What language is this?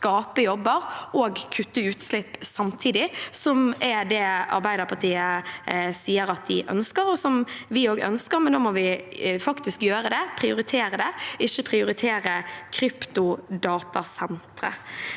Norwegian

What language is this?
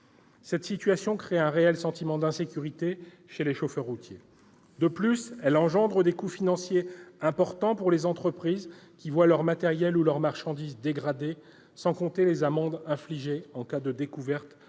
French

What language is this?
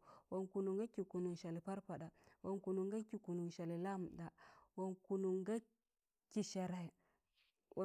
Tangale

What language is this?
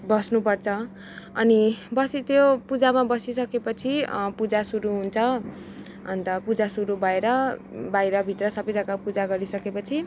Nepali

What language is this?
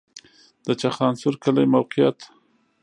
Pashto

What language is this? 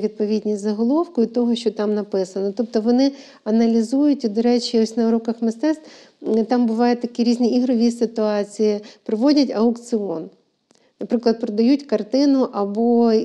Ukrainian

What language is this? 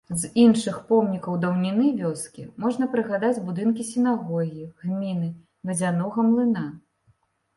Belarusian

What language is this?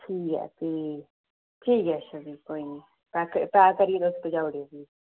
Dogri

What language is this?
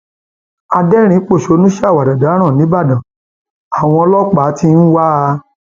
Yoruba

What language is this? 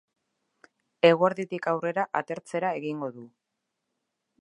Basque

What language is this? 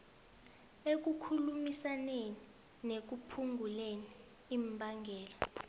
South Ndebele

